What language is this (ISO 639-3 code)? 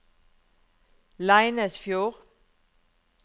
nor